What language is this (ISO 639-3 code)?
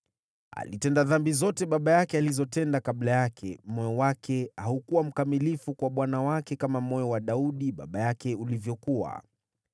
swa